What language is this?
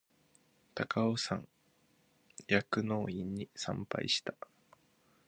Japanese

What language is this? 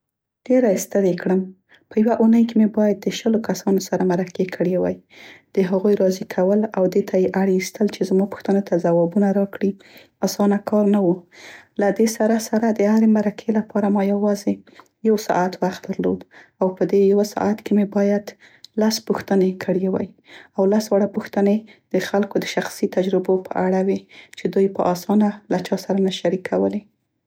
Central Pashto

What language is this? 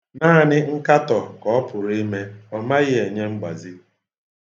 Igbo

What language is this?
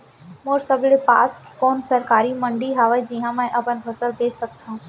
Chhattisgarhi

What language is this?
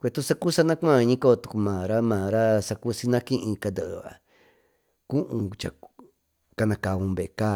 Tututepec Mixtec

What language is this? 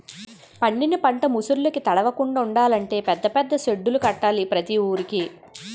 Telugu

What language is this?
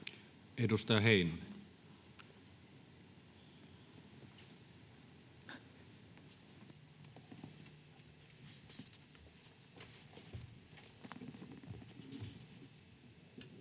Finnish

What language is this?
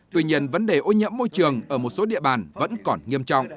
Vietnamese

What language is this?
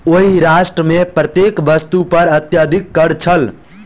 Maithili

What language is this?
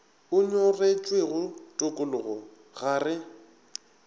Northern Sotho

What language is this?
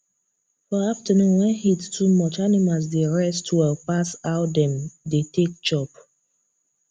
Nigerian Pidgin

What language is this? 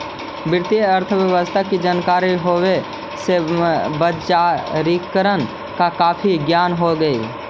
Magahi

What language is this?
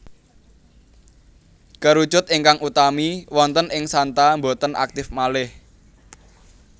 Javanese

